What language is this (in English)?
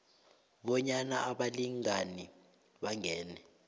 South Ndebele